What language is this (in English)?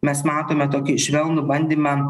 Lithuanian